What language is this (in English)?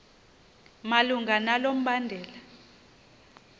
Xhosa